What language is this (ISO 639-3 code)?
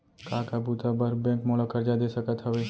hne